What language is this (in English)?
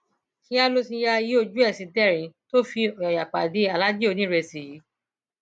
Yoruba